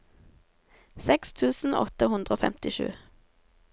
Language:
Norwegian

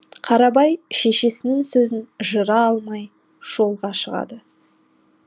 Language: Kazakh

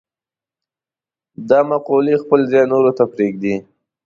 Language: Pashto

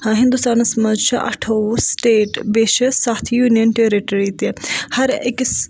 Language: Kashmiri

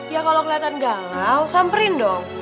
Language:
Indonesian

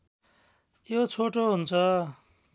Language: Nepali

